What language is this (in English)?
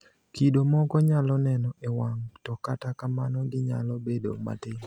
Luo (Kenya and Tanzania)